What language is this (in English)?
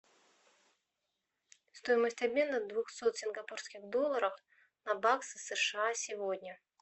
Russian